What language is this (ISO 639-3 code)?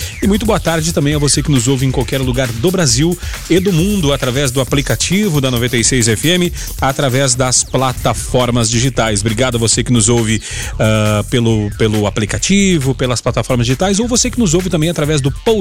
por